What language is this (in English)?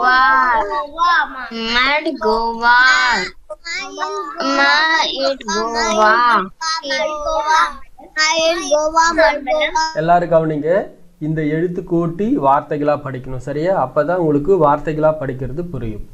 Thai